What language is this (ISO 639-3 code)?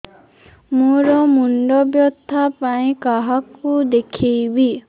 ori